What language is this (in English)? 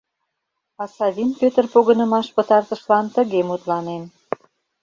Mari